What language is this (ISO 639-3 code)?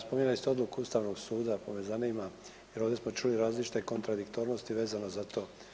hrv